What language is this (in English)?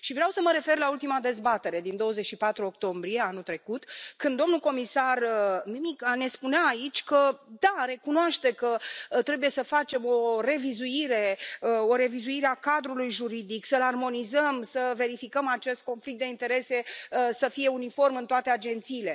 Romanian